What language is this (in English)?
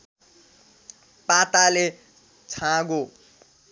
Nepali